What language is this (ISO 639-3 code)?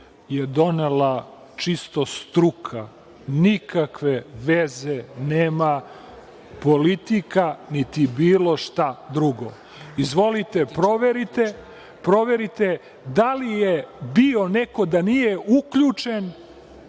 srp